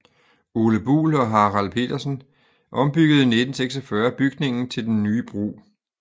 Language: Danish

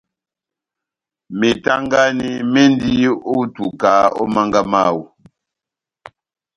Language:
Batanga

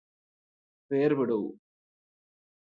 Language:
Malayalam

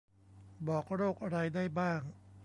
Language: Thai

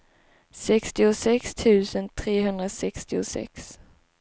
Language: Swedish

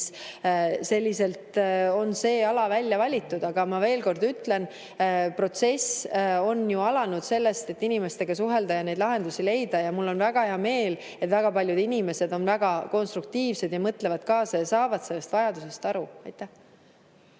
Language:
Estonian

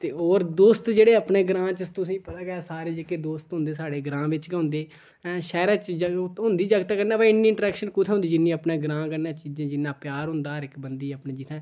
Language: Dogri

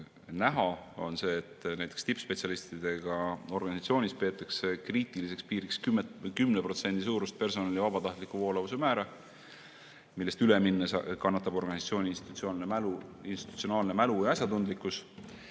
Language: Estonian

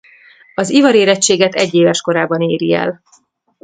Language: Hungarian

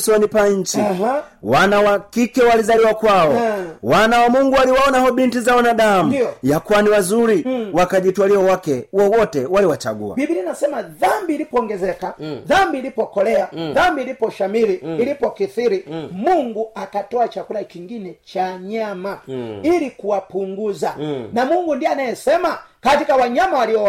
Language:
Swahili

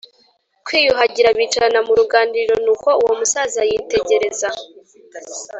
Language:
Kinyarwanda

